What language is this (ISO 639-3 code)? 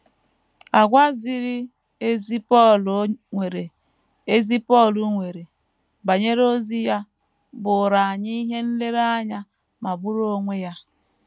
ibo